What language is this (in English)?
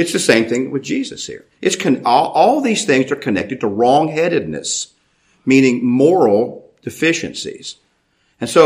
English